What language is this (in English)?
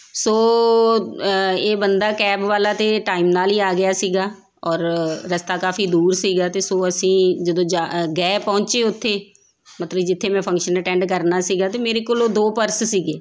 Punjabi